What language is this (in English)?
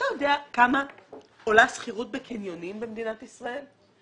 Hebrew